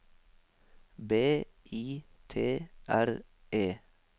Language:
Norwegian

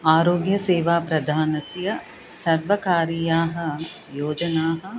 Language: Sanskrit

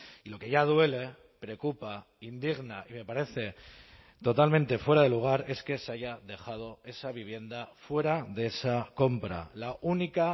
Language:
Spanish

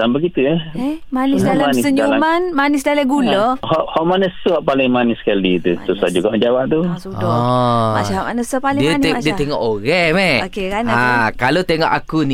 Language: Malay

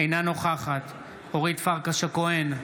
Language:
Hebrew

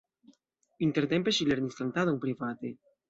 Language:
Esperanto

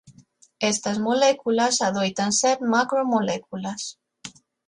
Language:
Galician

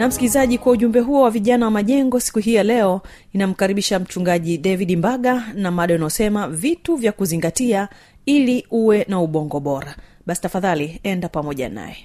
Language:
Swahili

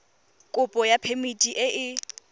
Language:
Tswana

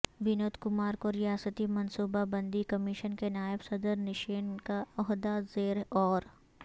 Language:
Urdu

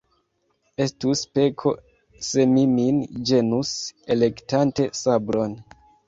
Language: Esperanto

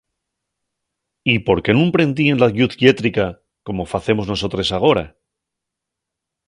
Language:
Asturian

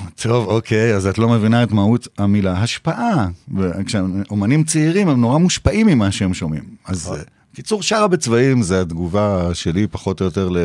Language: Hebrew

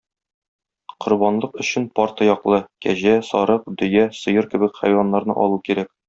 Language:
Tatar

